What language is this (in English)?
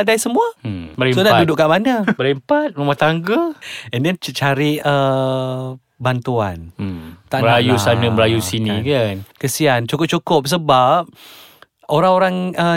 Malay